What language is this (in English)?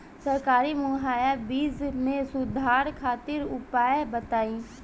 Bhojpuri